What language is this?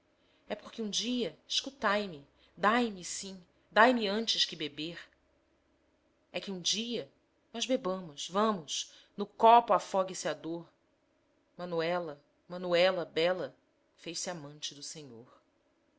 Portuguese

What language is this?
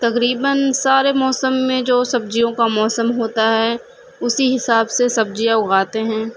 Urdu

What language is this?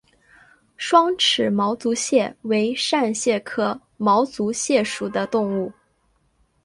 Chinese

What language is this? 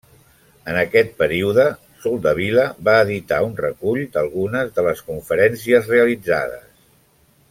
Catalan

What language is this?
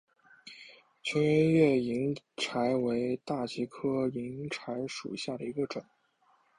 Chinese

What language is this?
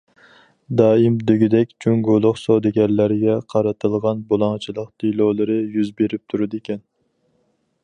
Uyghur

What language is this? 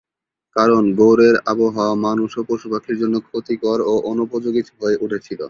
Bangla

